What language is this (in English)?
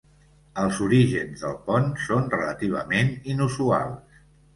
Catalan